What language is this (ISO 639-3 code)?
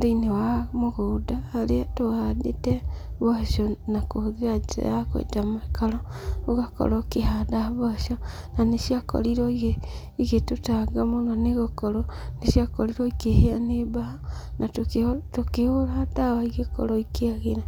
kik